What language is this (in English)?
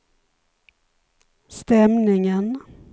Swedish